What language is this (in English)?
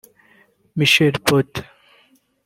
Kinyarwanda